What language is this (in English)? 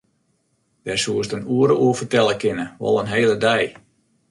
Western Frisian